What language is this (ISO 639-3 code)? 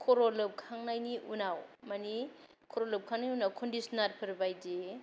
brx